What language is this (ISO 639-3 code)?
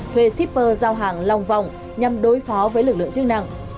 vie